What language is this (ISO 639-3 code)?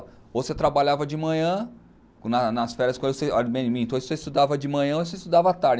por